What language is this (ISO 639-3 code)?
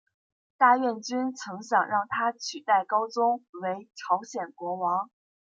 zho